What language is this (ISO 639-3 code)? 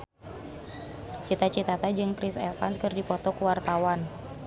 sun